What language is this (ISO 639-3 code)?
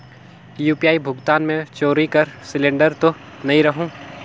hne